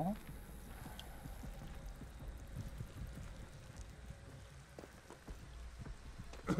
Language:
Japanese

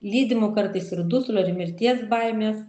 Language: Lithuanian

